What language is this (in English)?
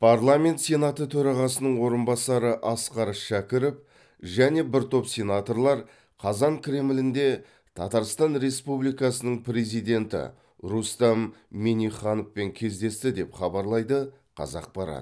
Kazakh